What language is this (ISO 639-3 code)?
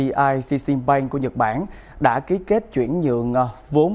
vie